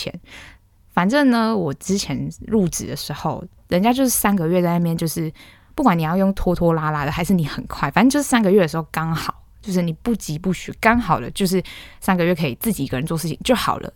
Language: Chinese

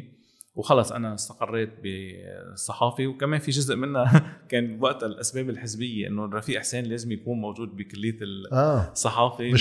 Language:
Arabic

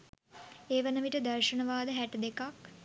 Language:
Sinhala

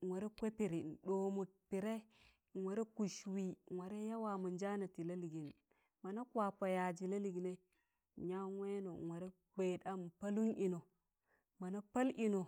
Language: Tangale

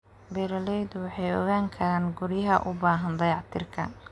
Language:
Somali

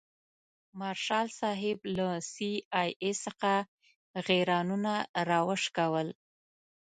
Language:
Pashto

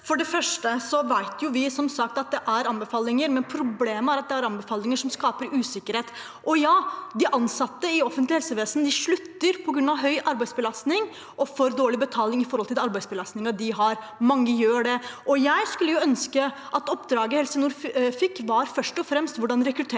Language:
Norwegian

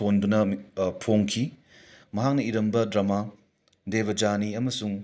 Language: Manipuri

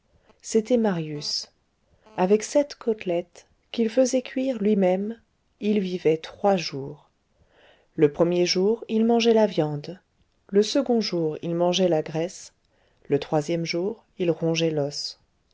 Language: French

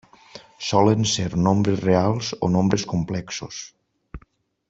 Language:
Catalan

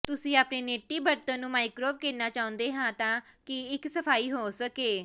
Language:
Punjabi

